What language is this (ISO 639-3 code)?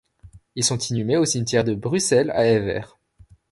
fra